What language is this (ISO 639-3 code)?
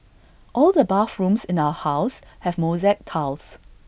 eng